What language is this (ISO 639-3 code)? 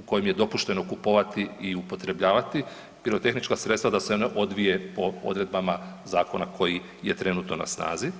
hrv